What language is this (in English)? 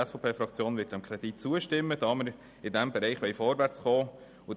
Swiss German